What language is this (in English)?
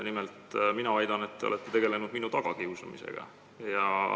Estonian